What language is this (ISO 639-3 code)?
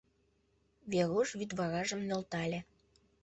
chm